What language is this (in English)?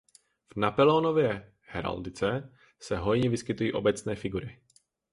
Czech